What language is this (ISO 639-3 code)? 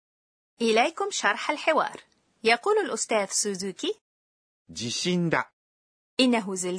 ara